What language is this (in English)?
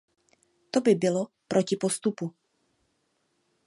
Czech